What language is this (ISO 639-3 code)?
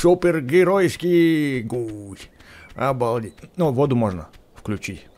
rus